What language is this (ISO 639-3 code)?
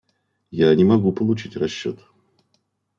rus